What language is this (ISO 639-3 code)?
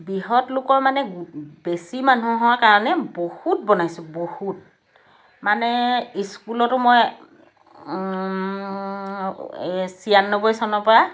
asm